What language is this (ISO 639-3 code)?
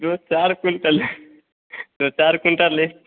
hin